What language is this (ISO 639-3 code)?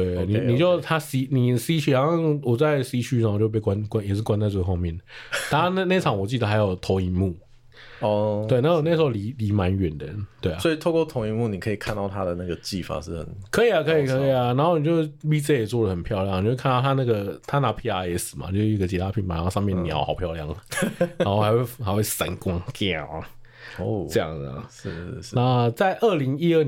zho